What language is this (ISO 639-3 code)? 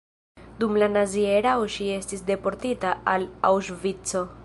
epo